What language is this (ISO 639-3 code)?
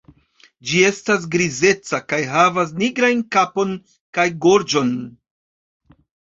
epo